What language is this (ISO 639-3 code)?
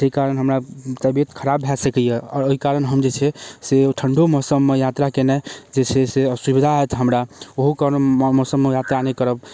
mai